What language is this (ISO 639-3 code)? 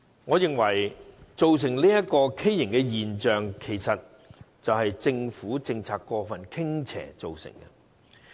yue